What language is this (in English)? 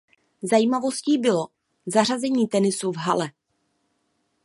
Czech